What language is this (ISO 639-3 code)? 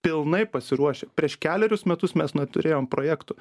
lit